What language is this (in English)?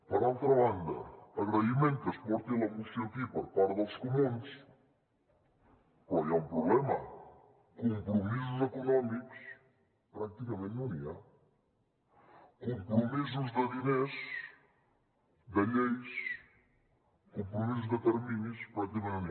Catalan